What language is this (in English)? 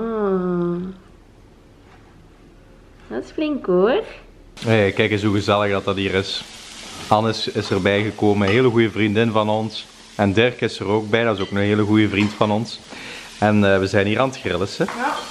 Dutch